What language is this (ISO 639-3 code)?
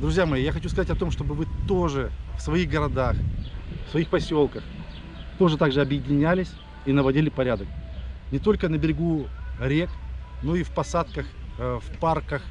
rus